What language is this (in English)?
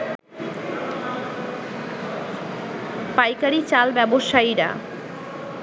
Bangla